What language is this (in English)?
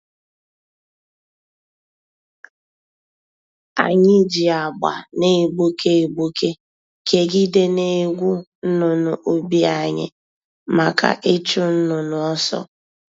Igbo